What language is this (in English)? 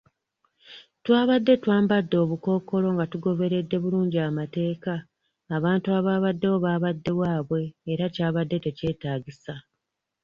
Ganda